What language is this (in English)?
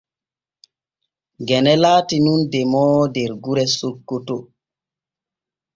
Borgu Fulfulde